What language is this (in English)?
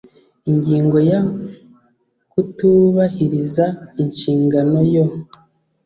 Kinyarwanda